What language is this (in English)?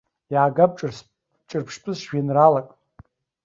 Abkhazian